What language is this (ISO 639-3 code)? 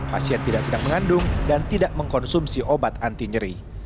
ind